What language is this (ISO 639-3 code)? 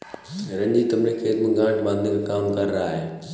hin